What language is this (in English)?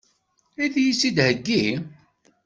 Kabyle